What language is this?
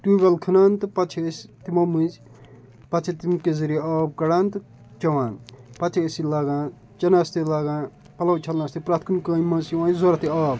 Kashmiri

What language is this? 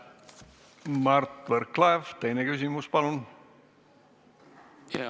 Estonian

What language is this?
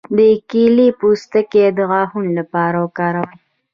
Pashto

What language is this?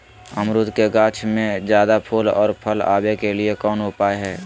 Magahi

